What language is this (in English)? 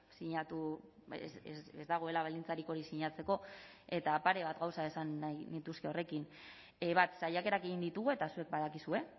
Basque